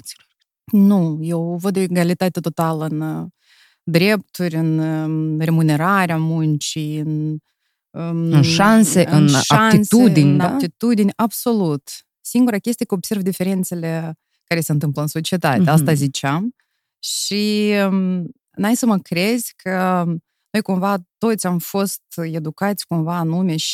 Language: Romanian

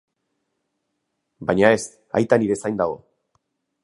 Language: Basque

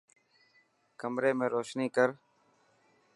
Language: Dhatki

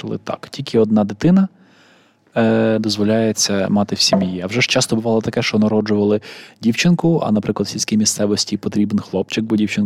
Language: Ukrainian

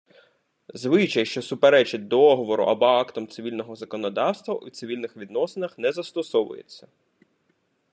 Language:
Ukrainian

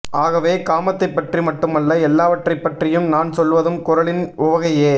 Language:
Tamil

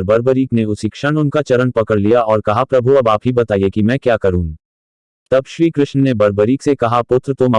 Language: Hindi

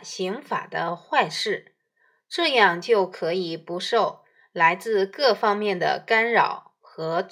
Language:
Chinese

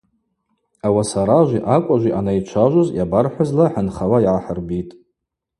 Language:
Abaza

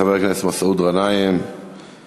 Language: Hebrew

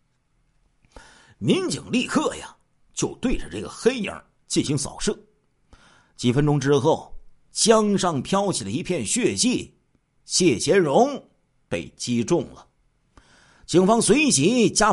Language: Chinese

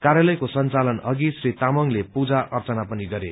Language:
Nepali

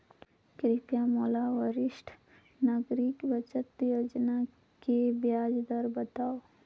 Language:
Chhattisgarhi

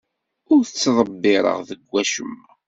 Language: Kabyle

